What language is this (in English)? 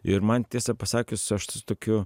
Lithuanian